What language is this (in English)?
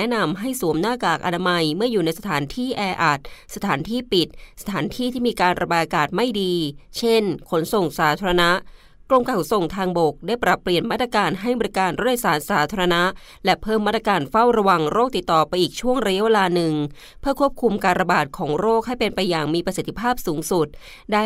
Thai